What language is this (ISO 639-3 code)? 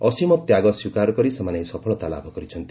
ori